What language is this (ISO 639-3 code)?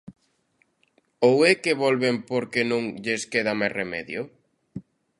glg